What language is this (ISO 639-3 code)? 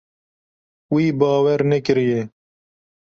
kur